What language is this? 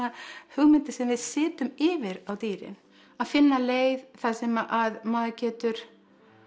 Icelandic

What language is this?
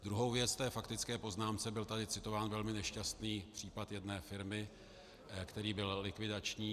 Czech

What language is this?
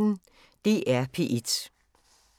Danish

